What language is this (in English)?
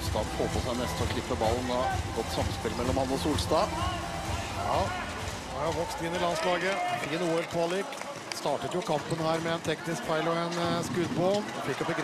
Norwegian